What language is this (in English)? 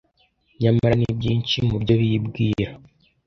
Kinyarwanda